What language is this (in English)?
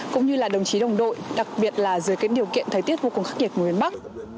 Vietnamese